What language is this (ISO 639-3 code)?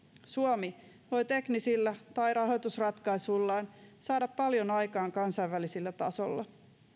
fin